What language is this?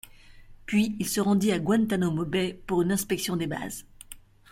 French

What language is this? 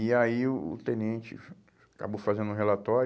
Portuguese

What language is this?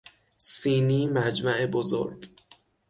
Persian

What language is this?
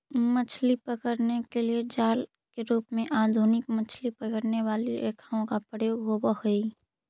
Magahi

